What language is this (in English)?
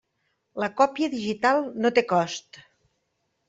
Catalan